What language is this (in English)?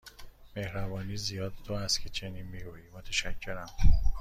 Persian